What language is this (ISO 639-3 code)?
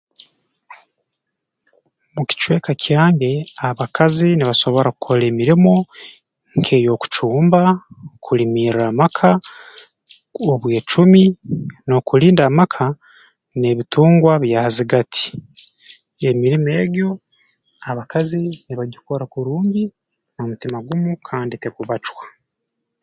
ttj